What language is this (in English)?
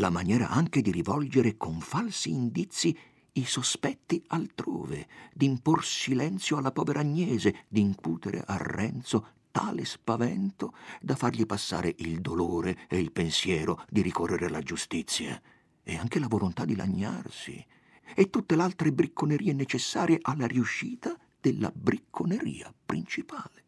Italian